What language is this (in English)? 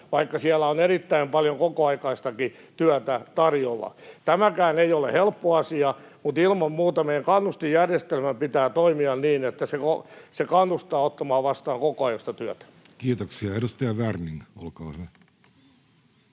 Finnish